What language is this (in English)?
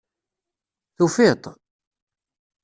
Kabyle